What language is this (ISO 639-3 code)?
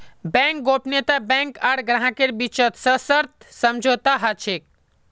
mag